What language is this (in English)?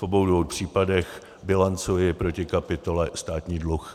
Czech